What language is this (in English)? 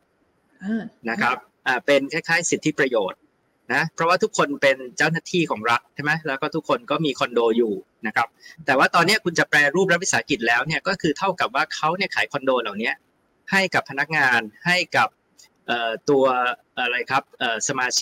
Thai